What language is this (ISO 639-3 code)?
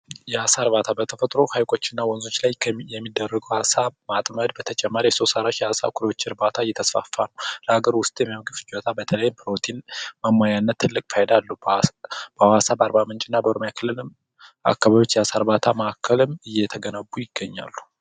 amh